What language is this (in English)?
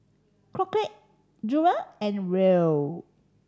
English